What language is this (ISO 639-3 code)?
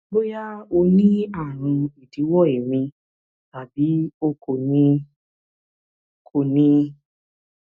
yor